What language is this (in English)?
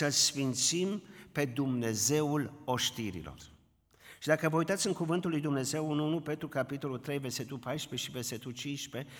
Romanian